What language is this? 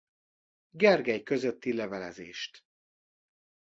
Hungarian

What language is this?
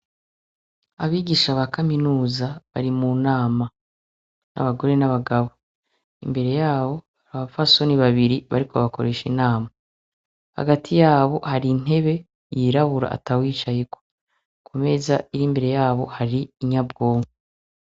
Rundi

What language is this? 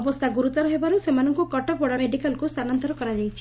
Odia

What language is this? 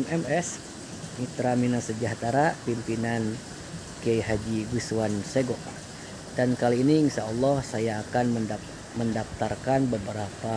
Indonesian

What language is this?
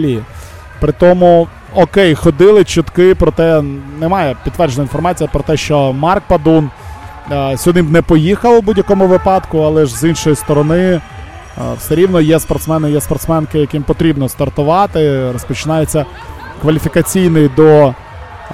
Ukrainian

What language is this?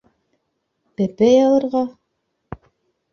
Bashkir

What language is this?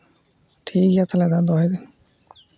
Santali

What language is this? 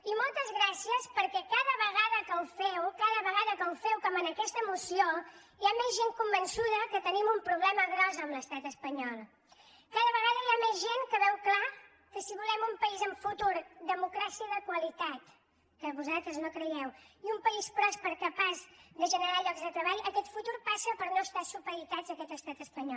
Catalan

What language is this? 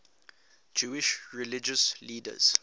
English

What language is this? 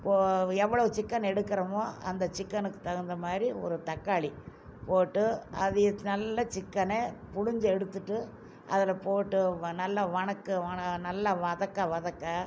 Tamil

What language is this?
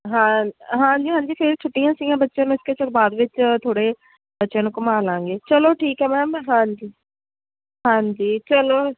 Punjabi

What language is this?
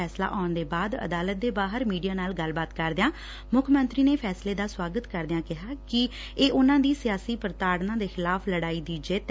Punjabi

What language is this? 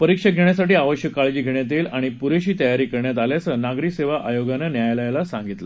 Marathi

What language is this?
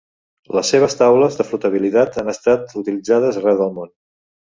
Catalan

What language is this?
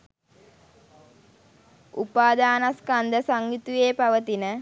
Sinhala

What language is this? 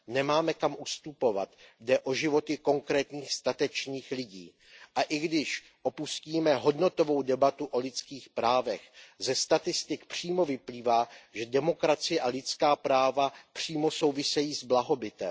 Czech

